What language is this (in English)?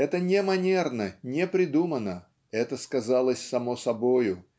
Russian